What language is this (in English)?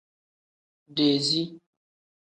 Tem